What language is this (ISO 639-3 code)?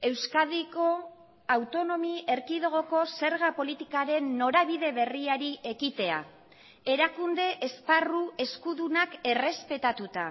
eus